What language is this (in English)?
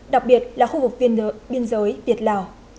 Vietnamese